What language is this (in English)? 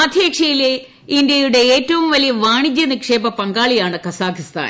Malayalam